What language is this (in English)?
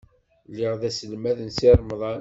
Kabyle